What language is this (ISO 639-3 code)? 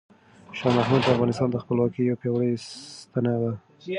pus